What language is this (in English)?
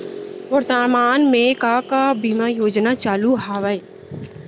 Chhattisgarhi